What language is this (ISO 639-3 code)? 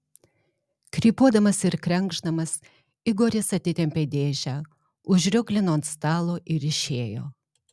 lit